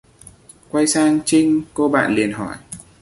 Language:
Vietnamese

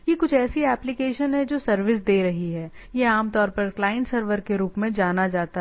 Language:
Hindi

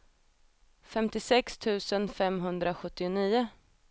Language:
Swedish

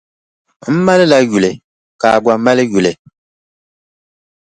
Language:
Dagbani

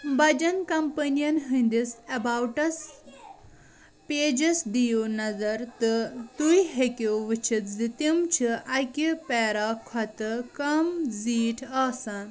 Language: Kashmiri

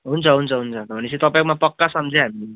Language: Nepali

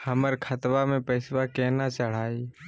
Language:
Magahi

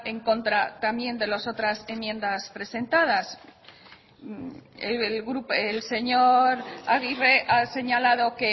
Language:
Spanish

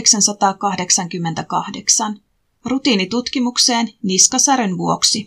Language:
Finnish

